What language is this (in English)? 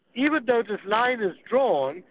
English